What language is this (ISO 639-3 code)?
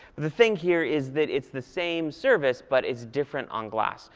eng